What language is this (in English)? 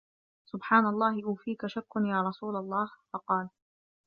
Arabic